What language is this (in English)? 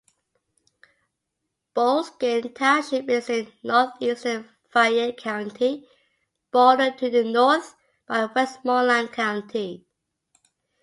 English